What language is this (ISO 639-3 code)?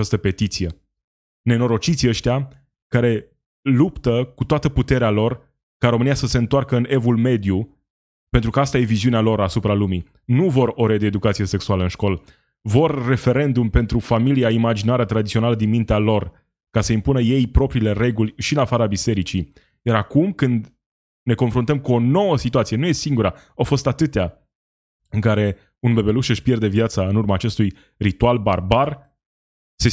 ron